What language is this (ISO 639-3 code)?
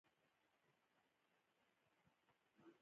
pus